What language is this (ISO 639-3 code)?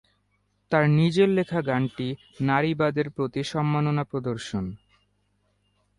ben